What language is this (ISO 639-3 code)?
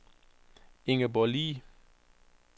dan